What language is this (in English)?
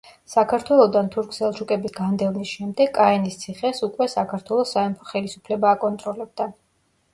Georgian